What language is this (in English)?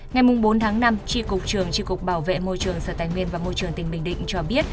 Vietnamese